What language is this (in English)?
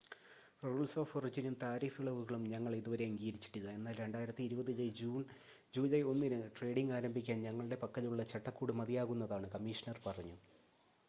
Malayalam